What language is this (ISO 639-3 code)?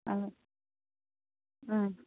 kan